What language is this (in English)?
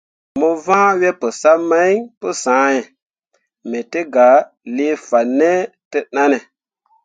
Mundang